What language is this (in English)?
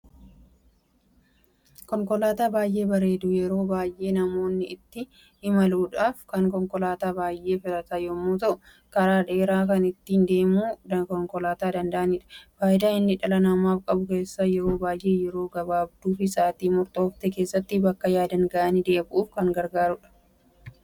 Oromo